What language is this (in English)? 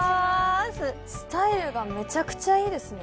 Japanese